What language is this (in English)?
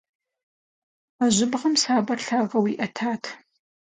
Kabardian